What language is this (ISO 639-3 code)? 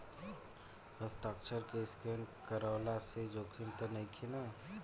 bho